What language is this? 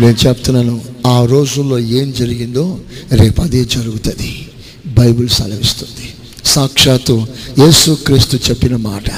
Telugu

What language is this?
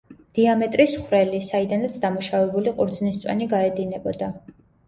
Georgian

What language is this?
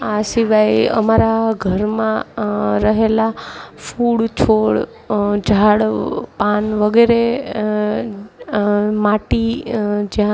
Gujarati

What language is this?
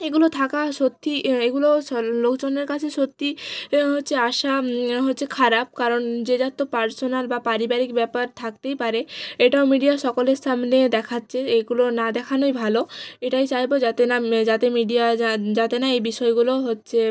Bangla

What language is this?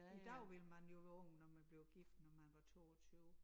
Danish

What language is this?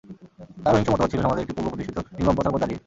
Bangla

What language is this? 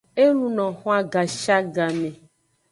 Aja (Benin)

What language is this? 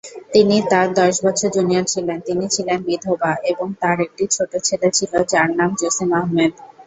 Bangla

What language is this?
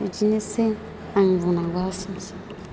Bodo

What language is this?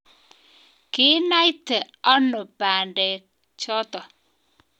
Kalenjin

